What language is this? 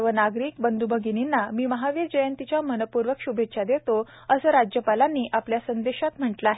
Marathi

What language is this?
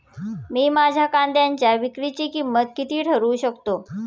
Marathi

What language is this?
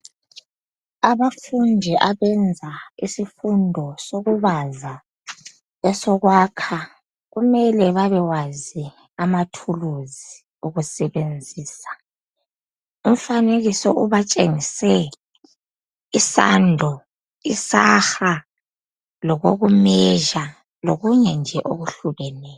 North Ndebele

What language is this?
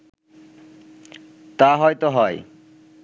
Bangla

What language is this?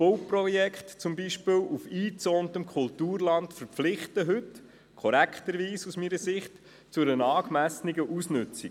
Swiss German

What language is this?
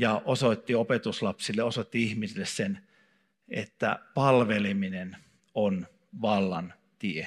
Finnish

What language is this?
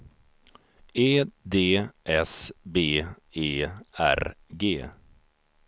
Swedish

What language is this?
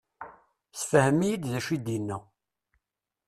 Kabyle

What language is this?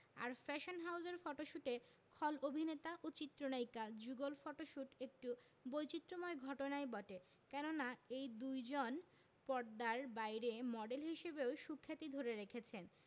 Bangla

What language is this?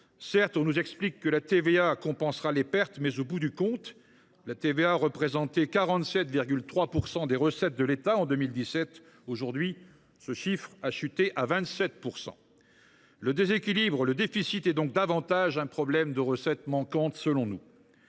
French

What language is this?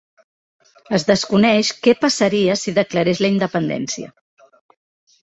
Catalan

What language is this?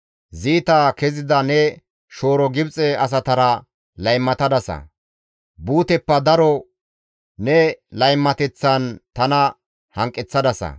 Gamo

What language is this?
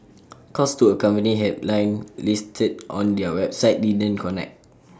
English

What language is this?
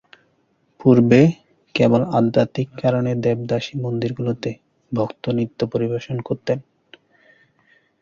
Bangla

